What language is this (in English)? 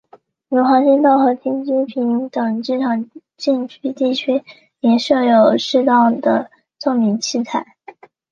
Chinese